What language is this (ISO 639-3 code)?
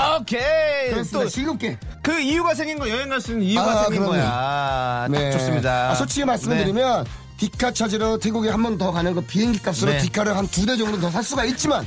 kor